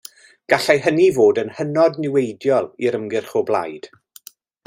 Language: Welsh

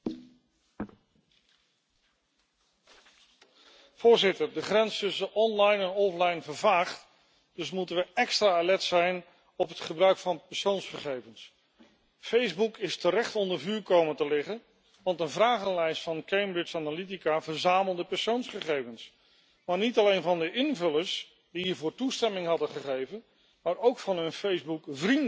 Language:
Dutch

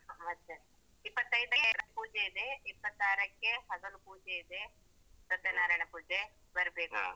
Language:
Kannada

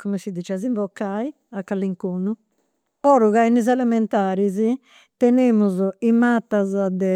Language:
Campidanese Sardinian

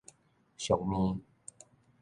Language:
Min Nan Chinese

